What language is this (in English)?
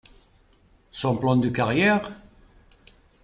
French